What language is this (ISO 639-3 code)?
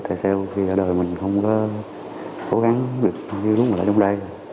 vie